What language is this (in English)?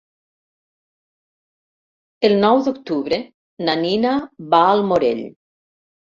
Catalan